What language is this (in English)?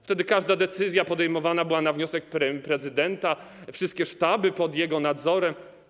Polish